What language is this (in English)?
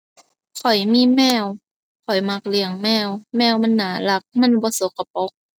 Thai